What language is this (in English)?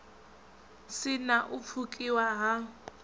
Venda